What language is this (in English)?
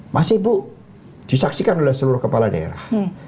Indonesian